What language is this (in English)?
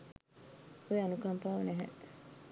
Sinhala